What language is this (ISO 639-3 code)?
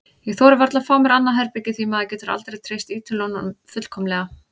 isl